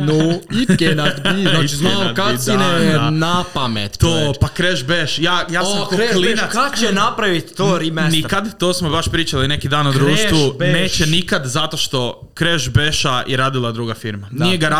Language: Croatian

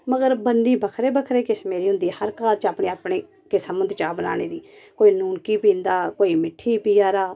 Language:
Dogri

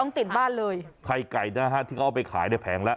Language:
Thai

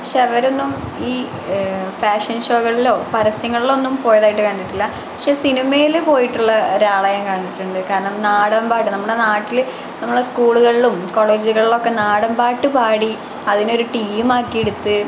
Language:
Malayalam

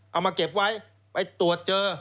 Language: Thai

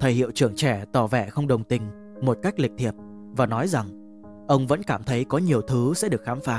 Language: Vietnamese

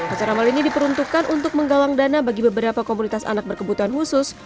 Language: Indonesian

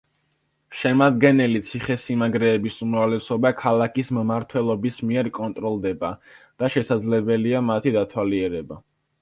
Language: Georgian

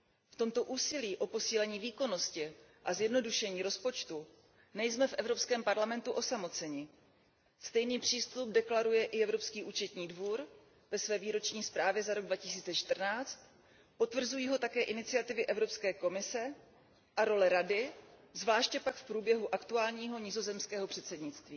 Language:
Czech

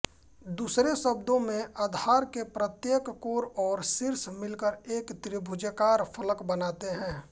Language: Hindi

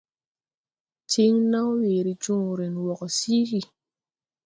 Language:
Tupuri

